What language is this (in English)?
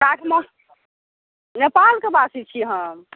Maithili